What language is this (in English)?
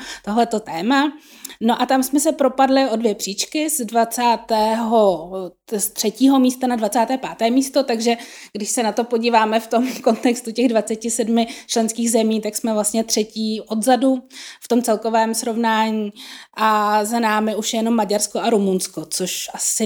Czech